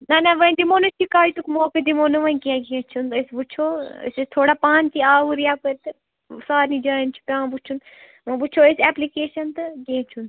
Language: Kashmiri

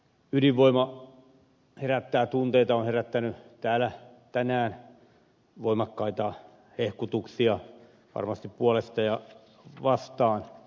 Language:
Finnish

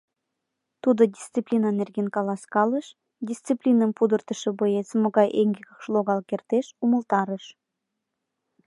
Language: Mari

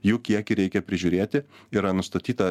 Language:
Lithuanian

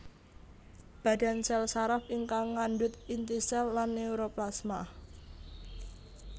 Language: Javanese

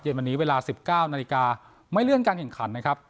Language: Thai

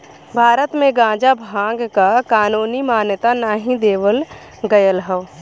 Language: Bhojpuri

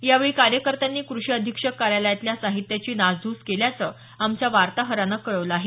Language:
Marathi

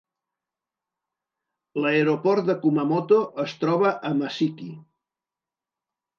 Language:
Catalan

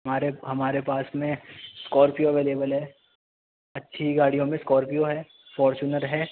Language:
Urdu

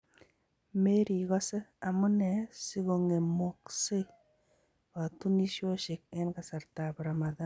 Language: Kalenjin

